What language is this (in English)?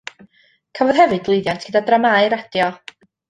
Welsh